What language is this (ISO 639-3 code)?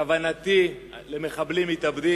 heb